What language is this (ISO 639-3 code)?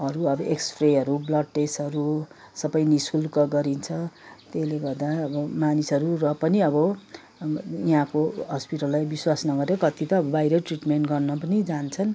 nep